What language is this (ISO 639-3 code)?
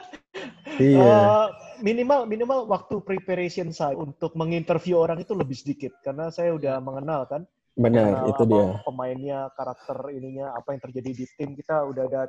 ind